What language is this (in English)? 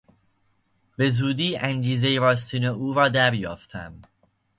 Persian